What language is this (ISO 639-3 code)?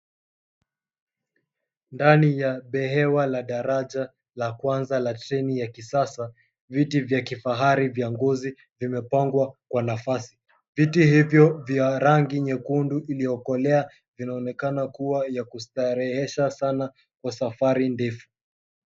swa